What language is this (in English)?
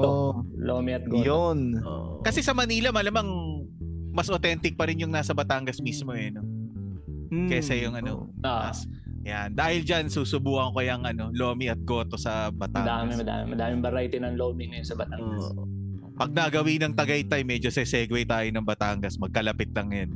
Filipino